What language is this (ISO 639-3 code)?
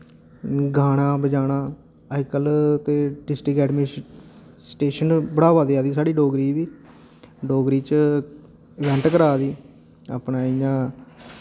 doi